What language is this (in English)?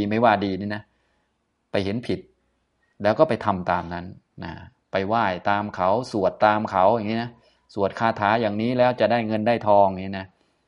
Thai